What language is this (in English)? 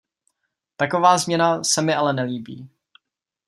Czech